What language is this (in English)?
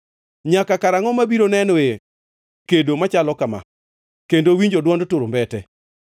Luo (Kenya and Tanzania)